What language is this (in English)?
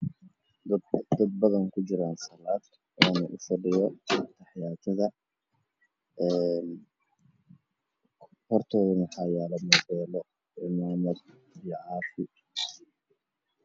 Somali